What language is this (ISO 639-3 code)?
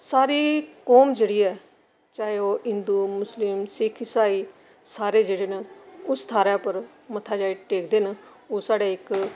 doi